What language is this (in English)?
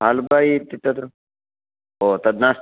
Sanskrit